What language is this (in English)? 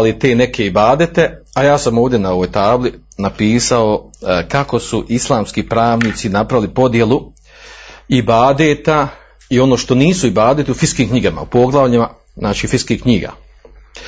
Croatian